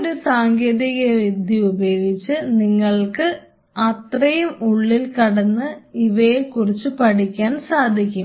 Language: Malayalam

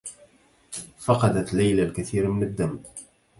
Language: Arabic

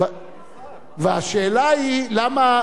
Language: Hebrew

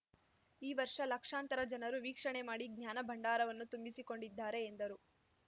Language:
Kannada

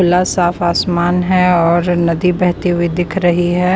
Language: Hindi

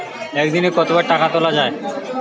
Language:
Bangla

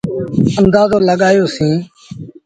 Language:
Sindhi Bhil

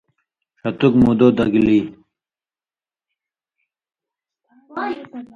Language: Indus Kohistani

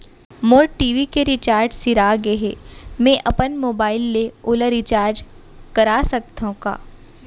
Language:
Chhattisgarhi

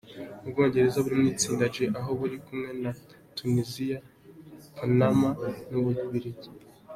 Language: Kinyarwanda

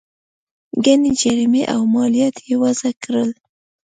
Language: Pashto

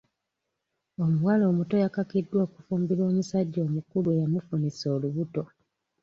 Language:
Ganda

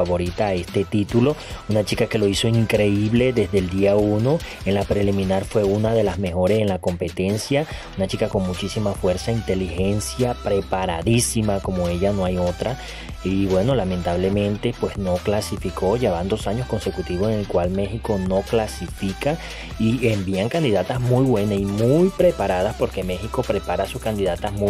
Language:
Spanish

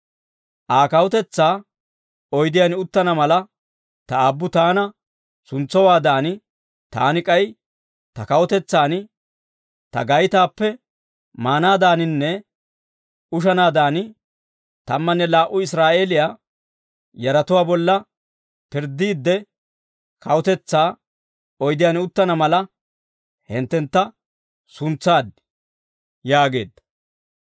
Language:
Dawro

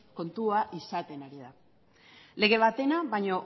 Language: Basque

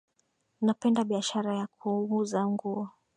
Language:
Swahili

